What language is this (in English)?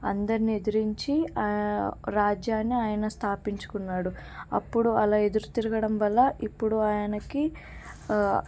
Telugu